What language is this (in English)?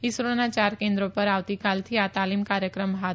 Gujarati